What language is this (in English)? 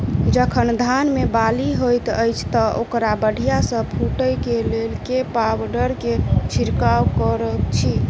Maithili